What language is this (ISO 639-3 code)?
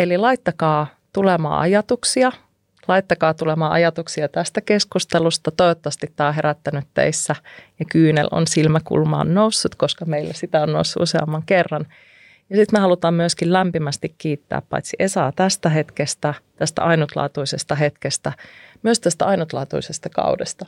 fin